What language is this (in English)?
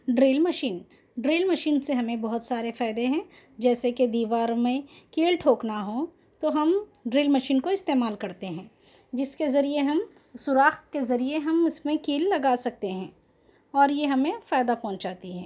Urdu